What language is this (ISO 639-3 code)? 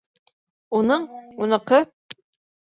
bak